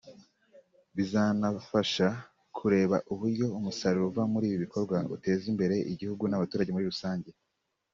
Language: Kinyarwanda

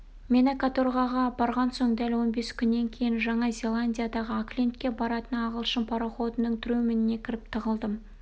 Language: Kazakh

